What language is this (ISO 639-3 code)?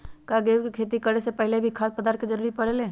mag